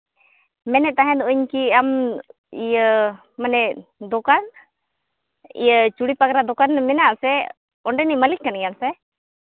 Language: Santali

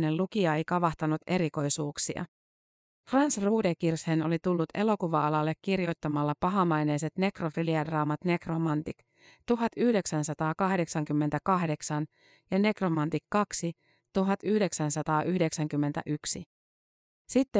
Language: Finnish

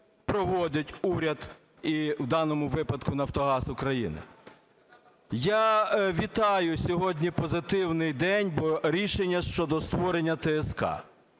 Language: Ukrainian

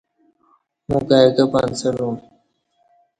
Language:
Kati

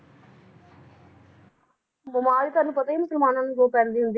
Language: Punjabi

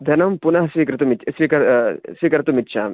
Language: Sanskrit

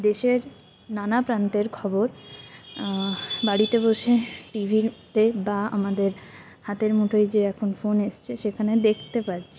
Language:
Bangla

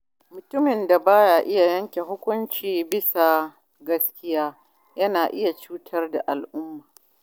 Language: Hausa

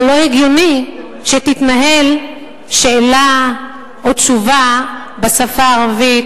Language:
Hebrew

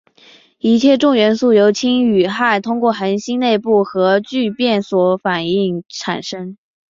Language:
Chinese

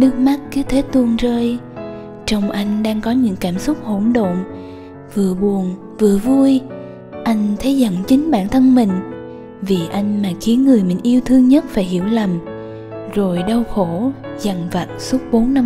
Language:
Vietnamese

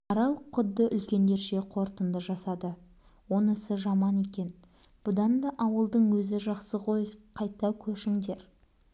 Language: Kazakh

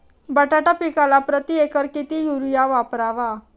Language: Marathi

